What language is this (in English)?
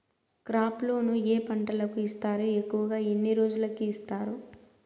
Telugu